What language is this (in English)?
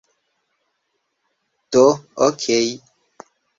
Esperanto